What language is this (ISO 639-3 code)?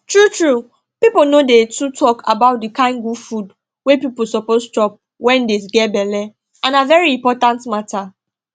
pcm